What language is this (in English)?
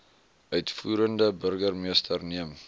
Afrikaans